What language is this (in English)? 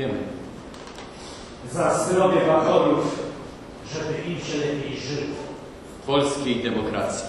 Polish